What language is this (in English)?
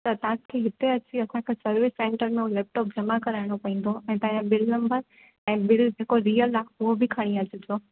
Sindhi